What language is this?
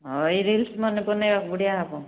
Odia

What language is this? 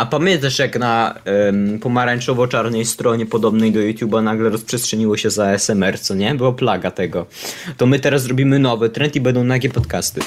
Polish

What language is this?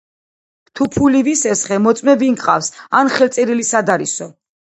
Georgian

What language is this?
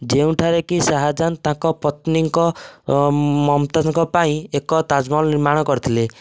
Odia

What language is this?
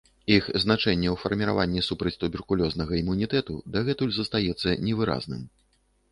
Belarusian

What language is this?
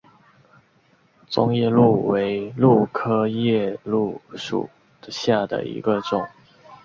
Chinese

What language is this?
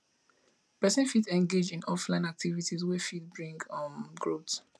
Nigerian Pidgin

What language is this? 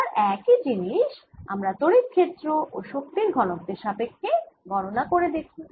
Bangla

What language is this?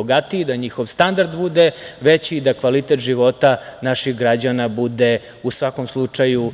Serbian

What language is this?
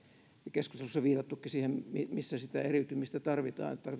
Finnish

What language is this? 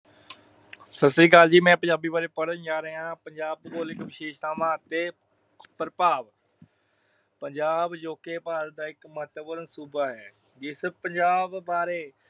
Punjabi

